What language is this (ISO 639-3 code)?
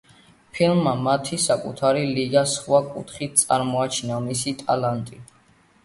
kat